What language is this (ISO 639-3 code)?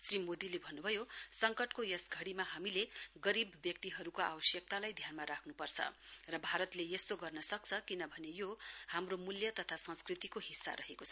nep